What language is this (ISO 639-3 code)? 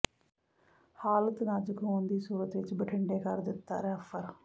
pan